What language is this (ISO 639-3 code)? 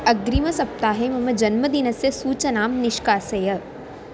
san